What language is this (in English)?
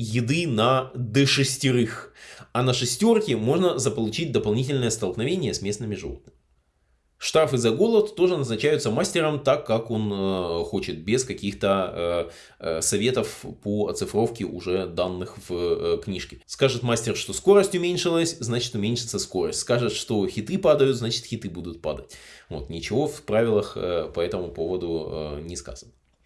Russian